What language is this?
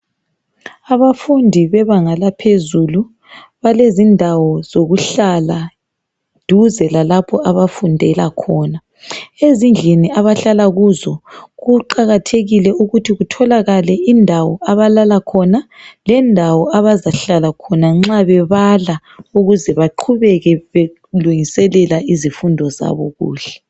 North Ndebele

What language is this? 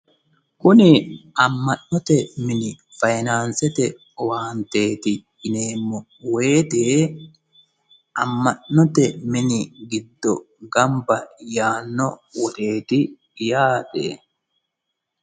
Sidamo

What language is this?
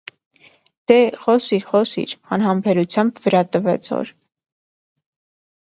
Armenian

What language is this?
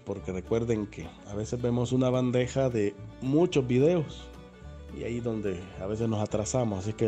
Spanish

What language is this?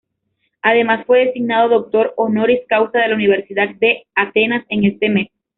Spanish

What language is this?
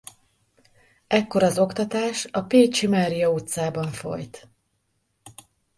Hungarian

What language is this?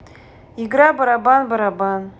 Russian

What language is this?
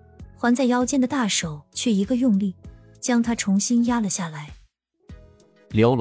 Chinese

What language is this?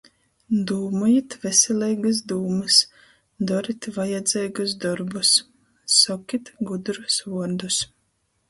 Latgalian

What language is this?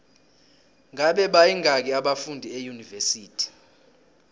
South Ndebele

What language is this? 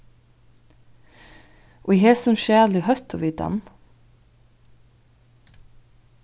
Faroese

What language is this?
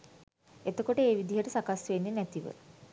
Sinhala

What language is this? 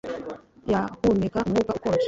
Kinyarwanda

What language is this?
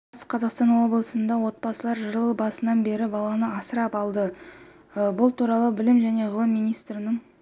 Kazakh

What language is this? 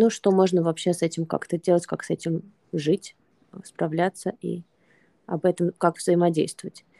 Russian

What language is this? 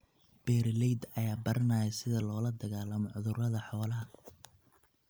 Somali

